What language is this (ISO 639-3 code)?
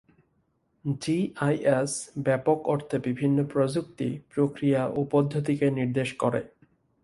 ben